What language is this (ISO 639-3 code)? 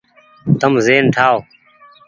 gig